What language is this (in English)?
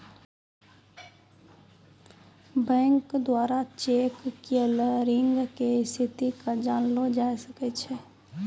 Maithili